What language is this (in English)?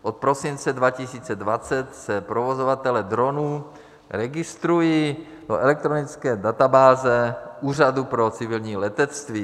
Czech